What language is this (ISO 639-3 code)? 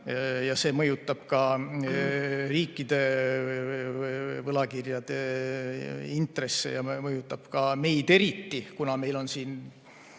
est